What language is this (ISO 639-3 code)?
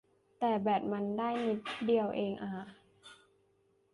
tha